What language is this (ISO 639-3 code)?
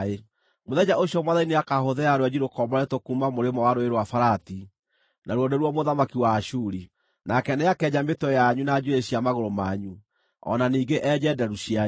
kik